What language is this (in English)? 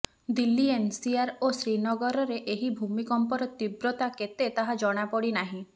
Odia